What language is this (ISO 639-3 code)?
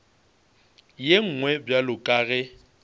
nso